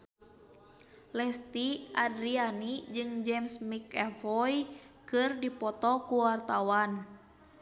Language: Sundanese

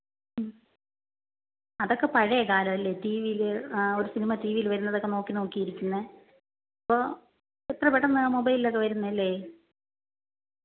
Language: Malayalam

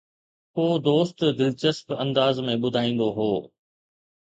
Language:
Sindhi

